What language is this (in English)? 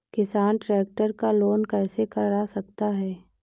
Hindi